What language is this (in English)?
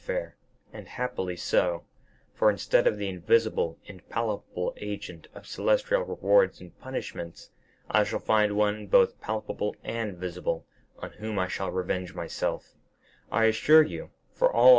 English